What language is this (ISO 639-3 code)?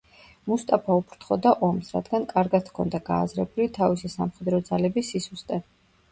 kat